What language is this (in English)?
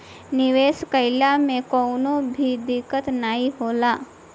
Bhojpuri